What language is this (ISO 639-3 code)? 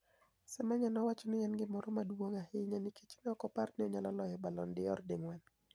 luo